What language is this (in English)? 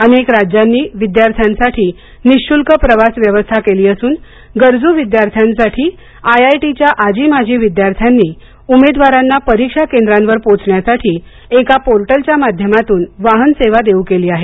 Marathi